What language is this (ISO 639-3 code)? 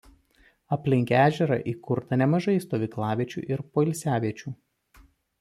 lit